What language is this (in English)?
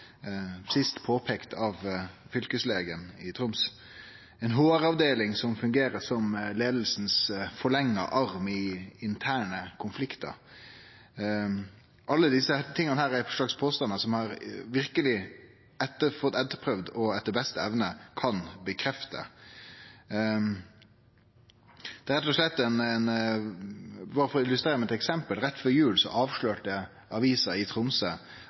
Norwegian Nynorsk